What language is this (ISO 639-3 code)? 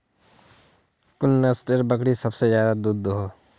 mag